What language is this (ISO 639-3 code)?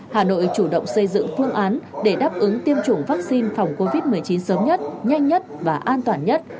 vie